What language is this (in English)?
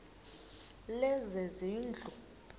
Xhosa